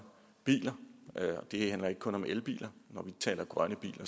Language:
Danish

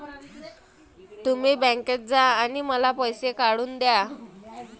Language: Marathi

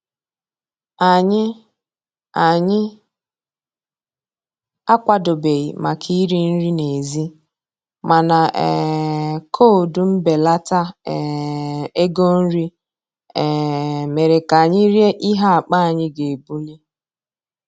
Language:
Igbo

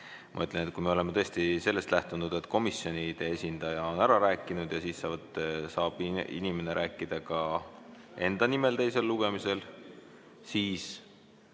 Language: Estonian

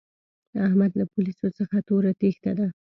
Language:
Pashto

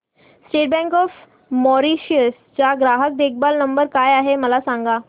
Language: Marathi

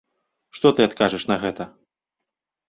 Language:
Belarusian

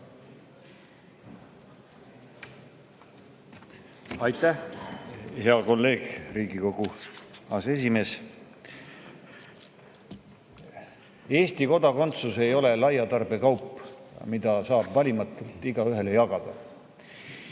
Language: Estonian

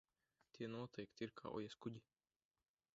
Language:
Latvian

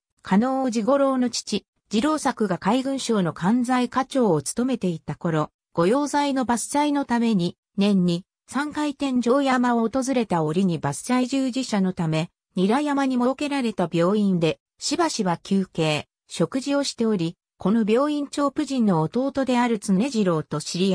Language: Japanese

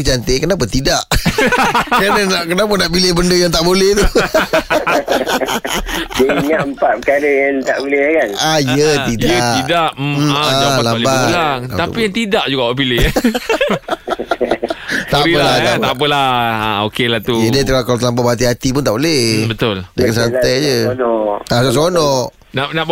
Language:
Malay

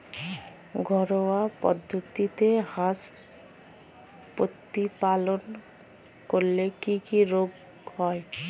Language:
Bangla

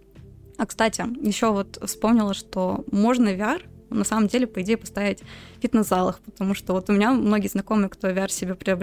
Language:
Russian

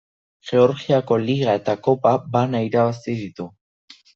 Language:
Basque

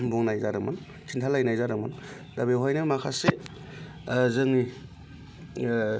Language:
Bodo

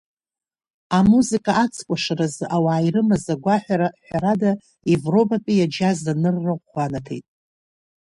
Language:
Abkhazian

